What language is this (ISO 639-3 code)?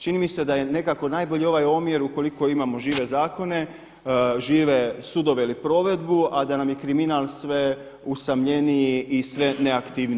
hrv